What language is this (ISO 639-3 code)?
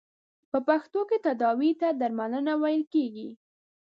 pus